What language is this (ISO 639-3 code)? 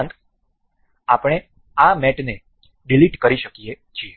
guj